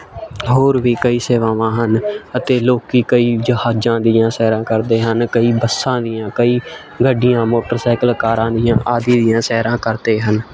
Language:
Punjabi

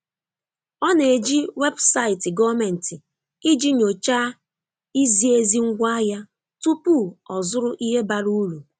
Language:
Igbo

